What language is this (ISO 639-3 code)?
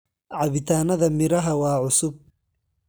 som